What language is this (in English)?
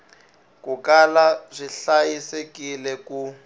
Tsonga